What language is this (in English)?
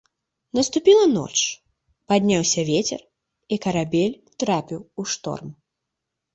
Belarusian